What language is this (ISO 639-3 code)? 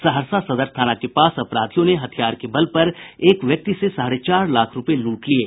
hin